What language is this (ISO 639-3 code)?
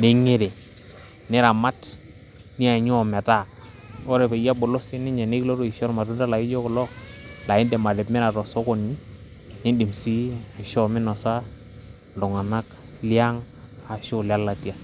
mas